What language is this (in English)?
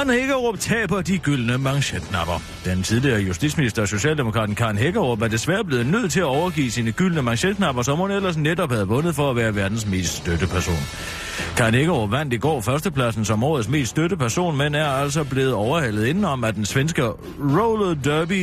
Danish